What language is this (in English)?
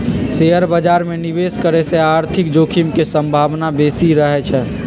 Magahi